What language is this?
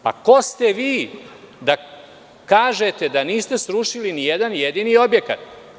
Serbian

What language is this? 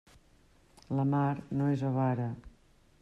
Catalan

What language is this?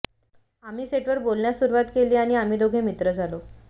Marathi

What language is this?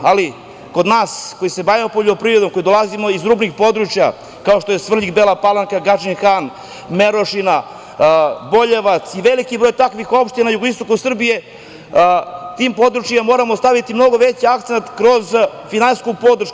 Serbian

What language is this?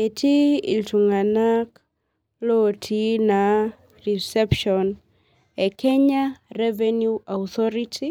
Masai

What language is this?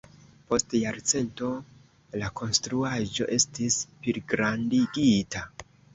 Esperanto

